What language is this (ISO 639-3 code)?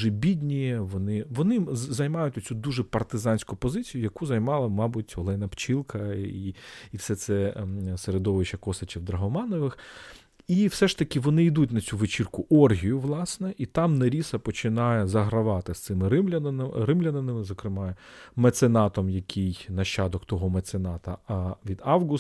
ukr